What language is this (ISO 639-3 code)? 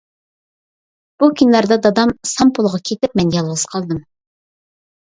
uig